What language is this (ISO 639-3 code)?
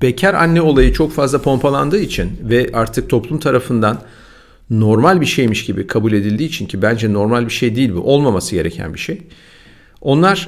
tur